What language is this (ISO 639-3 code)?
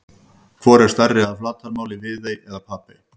isl